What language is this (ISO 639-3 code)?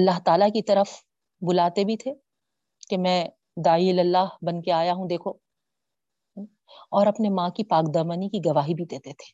urd